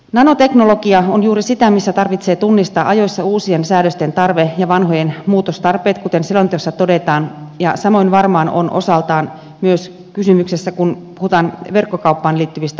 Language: Finnish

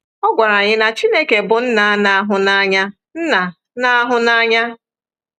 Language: Igbo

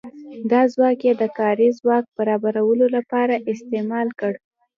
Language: Pashto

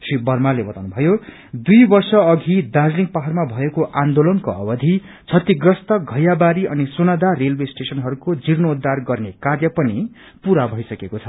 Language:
Nepali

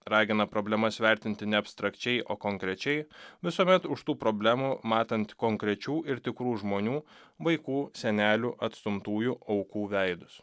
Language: Lithuanian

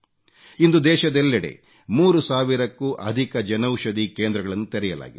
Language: Kannada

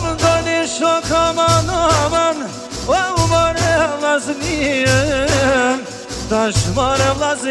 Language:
Arabic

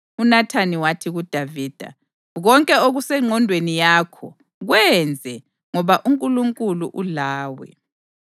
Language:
North Ndebele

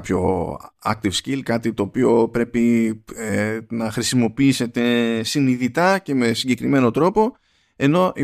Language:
Greek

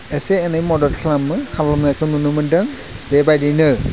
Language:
Bodo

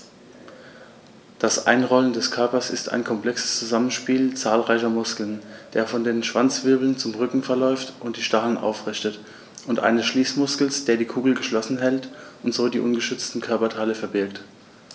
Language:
German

